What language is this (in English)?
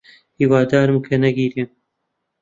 Central Kurdish